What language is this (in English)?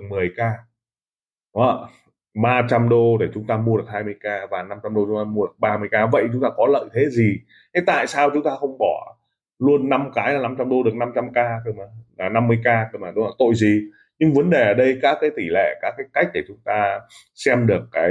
Vietnamese